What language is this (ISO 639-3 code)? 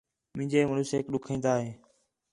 xhe